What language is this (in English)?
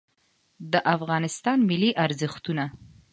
Pashto